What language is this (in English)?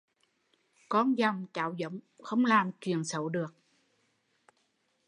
Vietnamese